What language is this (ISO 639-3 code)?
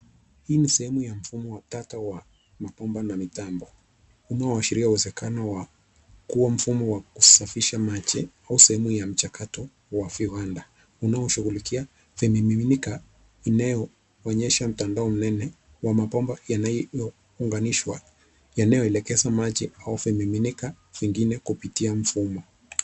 swa